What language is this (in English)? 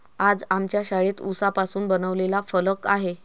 Marathi